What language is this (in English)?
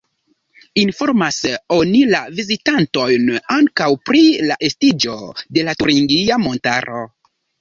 Esperanto